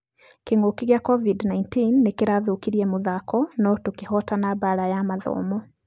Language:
Kikuyu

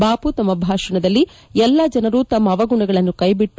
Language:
Kannada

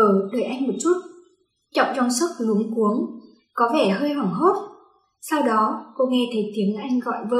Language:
Vietnamese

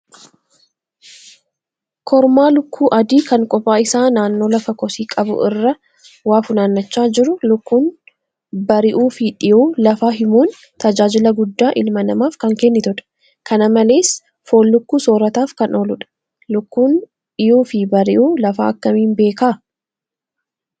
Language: Oromo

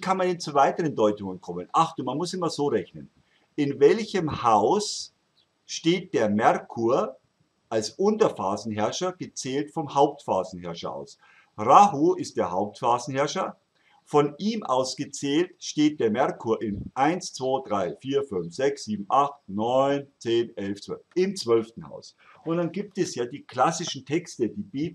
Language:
German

